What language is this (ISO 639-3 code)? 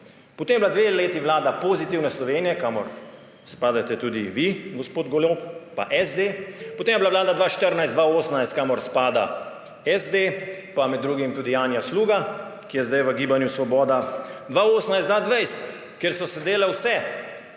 slv